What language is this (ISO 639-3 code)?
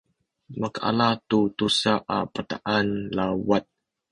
szy